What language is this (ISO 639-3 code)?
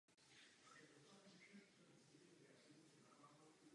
ces